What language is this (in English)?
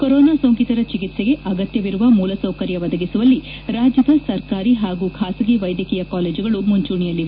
Kannada